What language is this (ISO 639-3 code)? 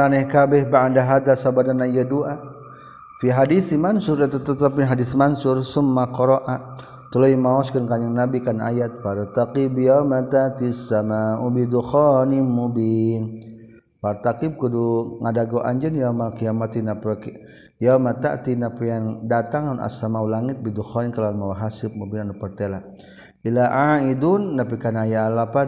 msa